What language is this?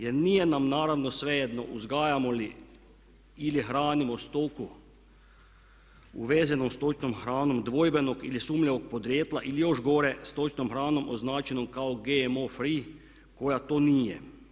Croatian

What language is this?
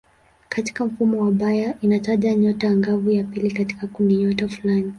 Swahili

